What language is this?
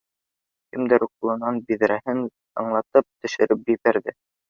Bashkir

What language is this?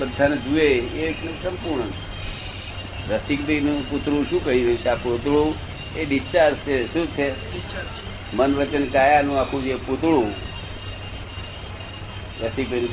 Gujarati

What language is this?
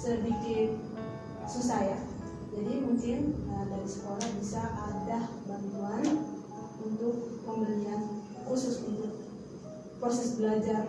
Indonesian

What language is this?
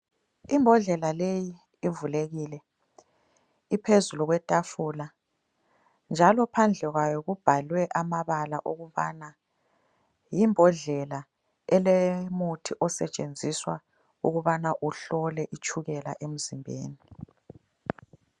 North Ndebele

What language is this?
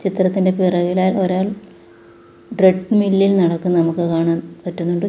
Malayalam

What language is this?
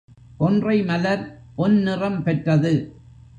Tamil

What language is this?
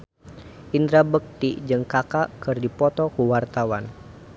Sundanese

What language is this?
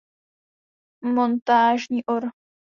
Czech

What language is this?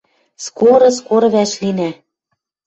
Western Mari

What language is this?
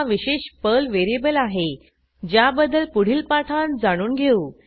Marathi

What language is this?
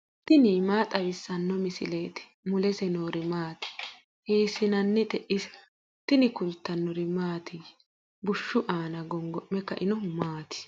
Sidamo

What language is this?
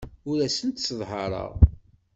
Kabyle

